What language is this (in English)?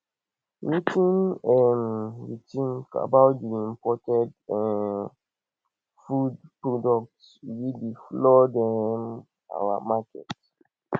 Nigerian Pidgin